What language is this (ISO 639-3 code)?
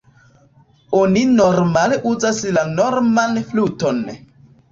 epo